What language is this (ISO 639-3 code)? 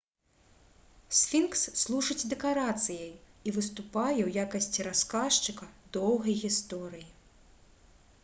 bel